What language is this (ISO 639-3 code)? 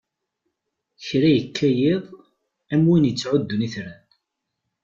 kab